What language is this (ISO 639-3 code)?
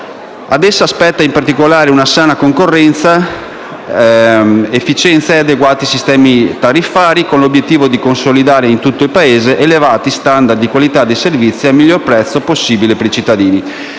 ita